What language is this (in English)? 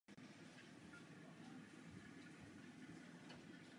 Czech